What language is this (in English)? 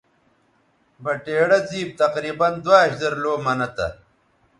Bateri